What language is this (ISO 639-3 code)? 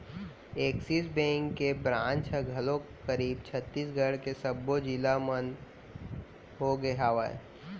hne